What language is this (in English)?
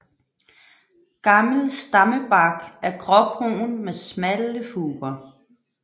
Danish